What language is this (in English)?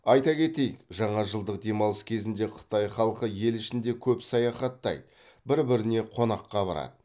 Kazakh